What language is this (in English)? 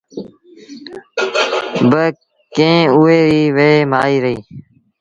Sindhi Bhil